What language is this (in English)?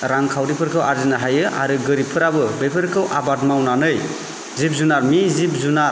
Bodo